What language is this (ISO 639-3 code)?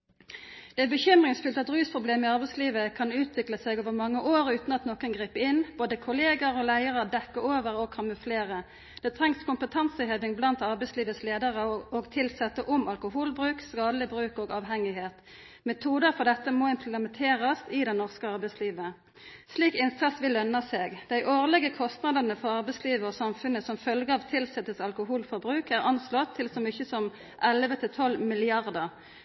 nno